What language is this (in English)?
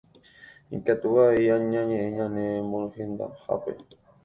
Guarani